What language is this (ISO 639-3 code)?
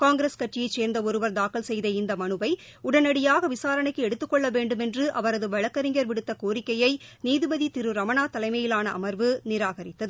tam